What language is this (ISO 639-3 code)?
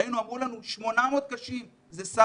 heb